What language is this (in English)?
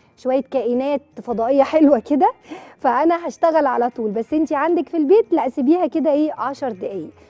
Arabic